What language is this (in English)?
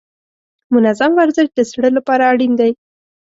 Pashto